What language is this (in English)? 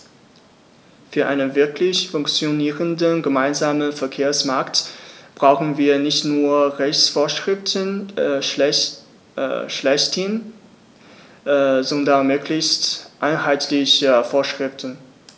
German